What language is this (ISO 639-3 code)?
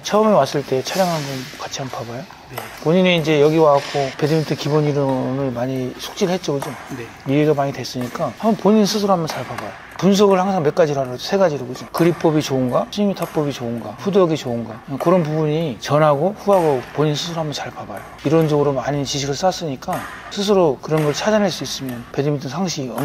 kor